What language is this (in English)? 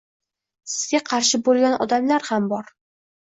Uzbek